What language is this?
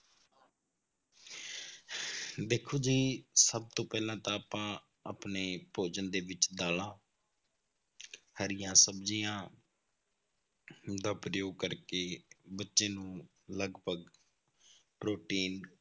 Punjabi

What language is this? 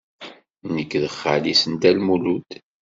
Kabyle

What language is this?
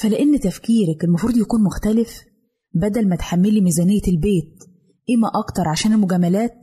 Arabic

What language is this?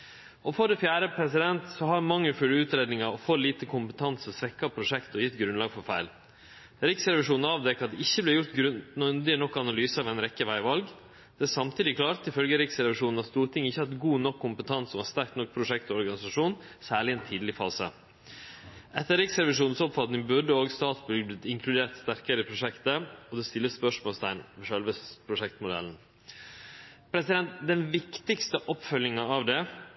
Norwegian Nynorsk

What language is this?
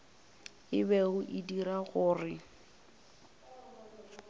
Northern Sotho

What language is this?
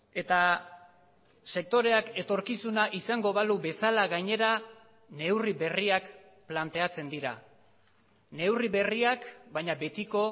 Basque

